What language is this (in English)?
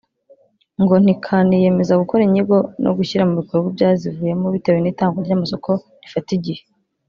Kinyarwanda